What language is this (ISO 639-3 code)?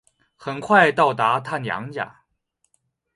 zho